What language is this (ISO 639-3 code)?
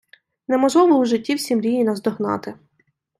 ukr